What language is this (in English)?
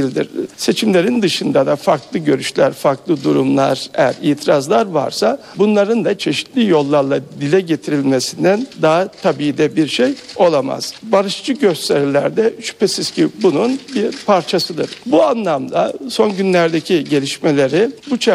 Turkish